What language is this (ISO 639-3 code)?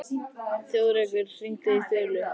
isl